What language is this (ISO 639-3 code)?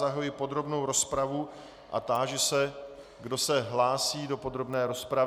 ces